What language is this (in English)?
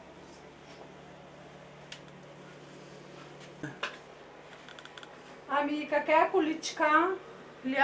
Romanian